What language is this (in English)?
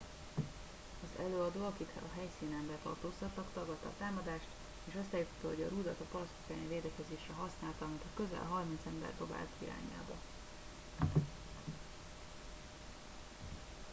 Hungarian